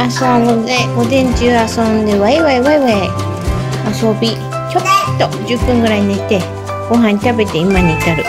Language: Japanese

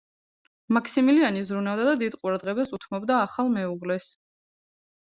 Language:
Georgian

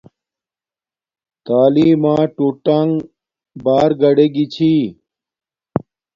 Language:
Domaaki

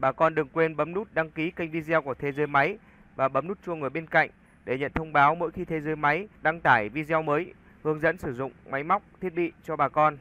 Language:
Vietnamese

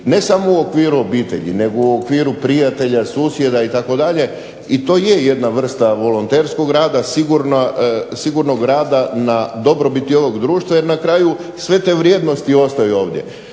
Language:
Croatian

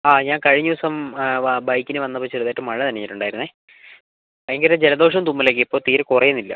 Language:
Malayalam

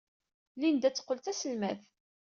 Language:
Kabyle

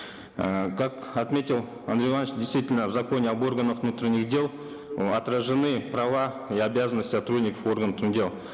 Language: Kazakh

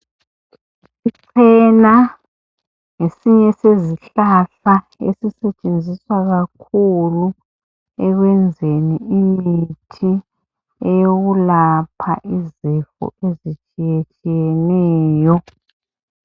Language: North Ndebele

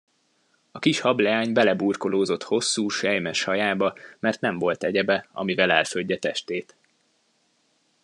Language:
Hungarian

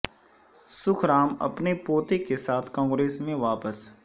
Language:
Urdu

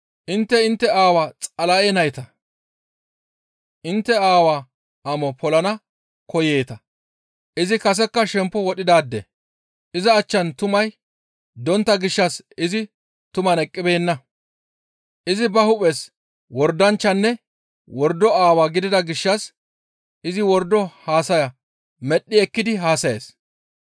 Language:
Gamo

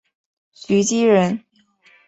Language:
Chinese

